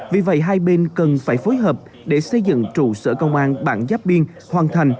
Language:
Vietnamese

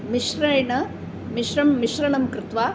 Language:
Sanskrit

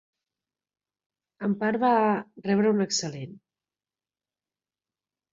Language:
Catalan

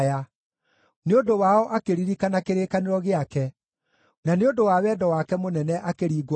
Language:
Kikuyu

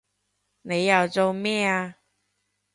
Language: Cantonese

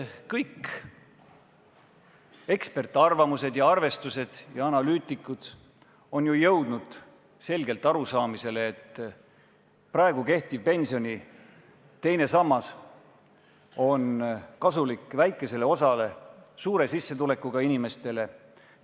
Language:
Estonian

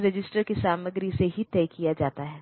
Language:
Hindi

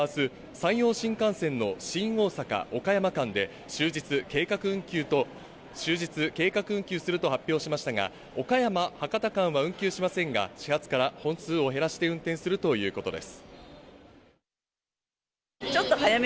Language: Japanese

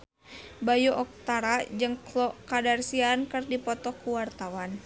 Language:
Sundanese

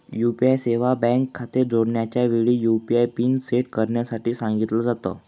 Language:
Marathi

